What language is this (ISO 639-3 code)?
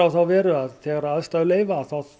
isl